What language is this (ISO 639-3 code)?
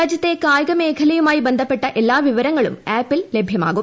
mal